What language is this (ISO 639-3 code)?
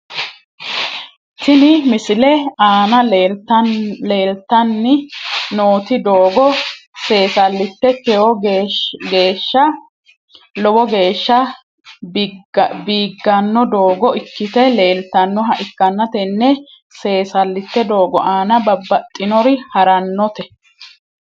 sid